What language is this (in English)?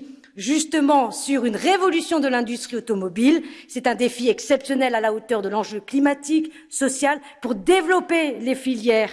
French